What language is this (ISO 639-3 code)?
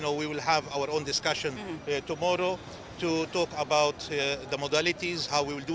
ind